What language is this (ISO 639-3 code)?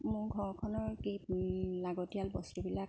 asm